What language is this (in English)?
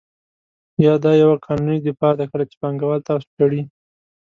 Pashto